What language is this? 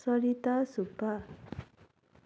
Nepali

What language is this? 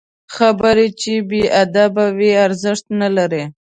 Pashto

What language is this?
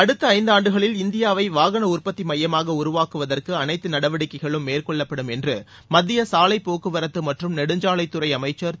Tamil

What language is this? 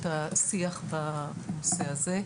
Hebrew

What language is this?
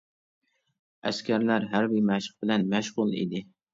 Uyghur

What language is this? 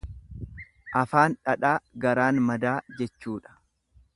Oromo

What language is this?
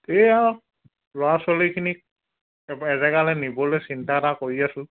Assamese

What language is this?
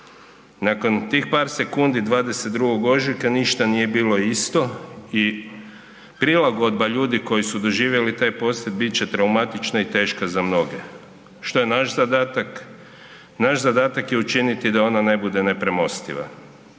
Croatian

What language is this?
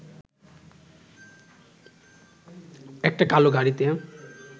Bangla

